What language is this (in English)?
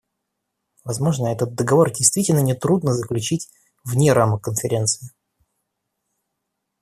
Russian